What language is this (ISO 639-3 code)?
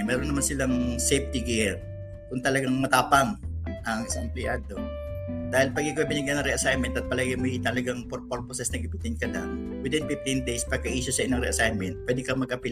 fil